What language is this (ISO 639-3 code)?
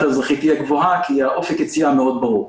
heb